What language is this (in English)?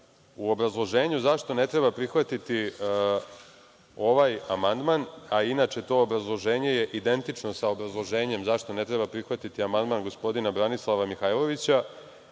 Serbian